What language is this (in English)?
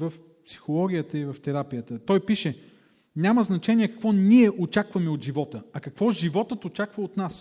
Bulgarian